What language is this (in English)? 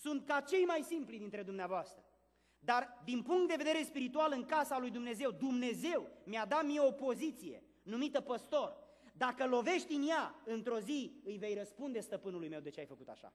Romanian